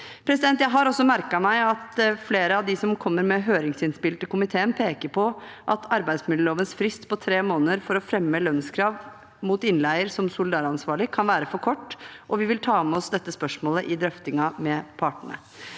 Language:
Norwegian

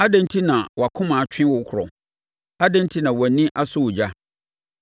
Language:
Akan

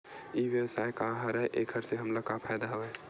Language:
Chhattisgarhi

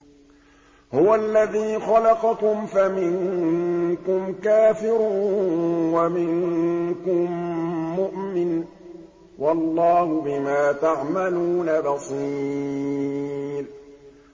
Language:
Arabic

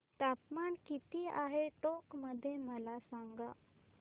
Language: Marathi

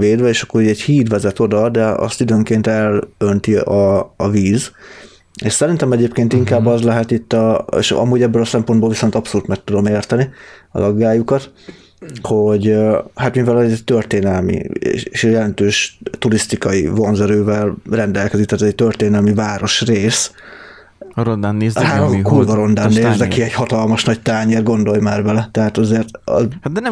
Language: Hungarian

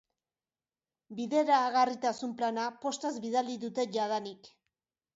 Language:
Basque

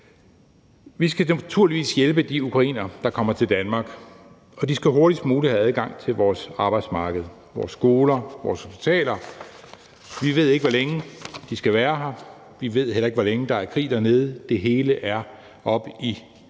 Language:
Danish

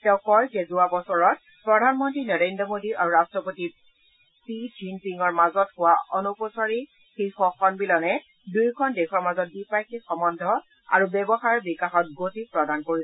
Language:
Assamese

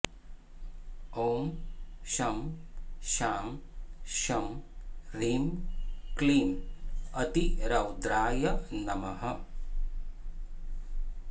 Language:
Sanskrit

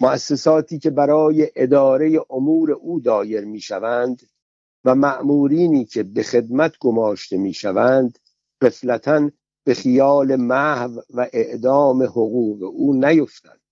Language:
Persian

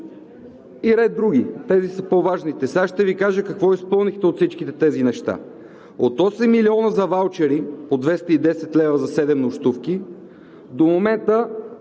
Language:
Bulgarian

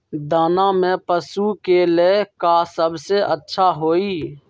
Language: Magahi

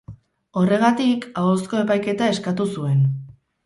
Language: Basque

